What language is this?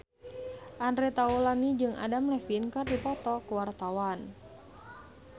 Sundanese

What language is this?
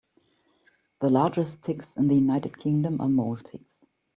English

